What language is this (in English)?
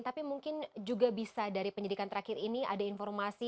Indonesian